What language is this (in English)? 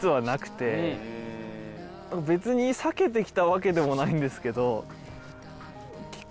Japanese